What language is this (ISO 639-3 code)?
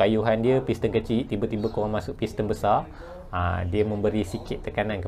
msa